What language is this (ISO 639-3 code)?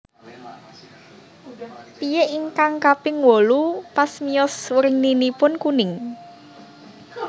jav